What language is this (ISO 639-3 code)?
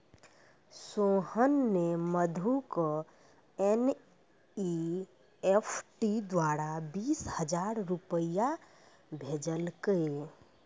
mai